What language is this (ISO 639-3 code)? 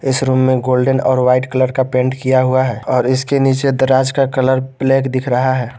hin